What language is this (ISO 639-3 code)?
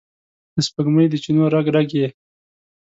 pus